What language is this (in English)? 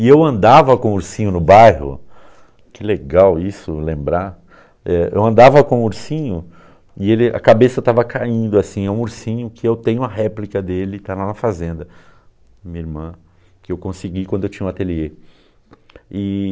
Portuguese